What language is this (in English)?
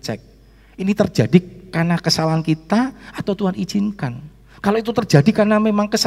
Indonesian